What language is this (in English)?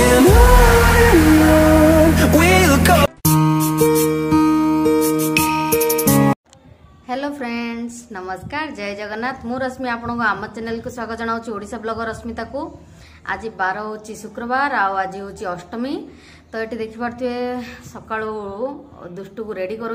Hindi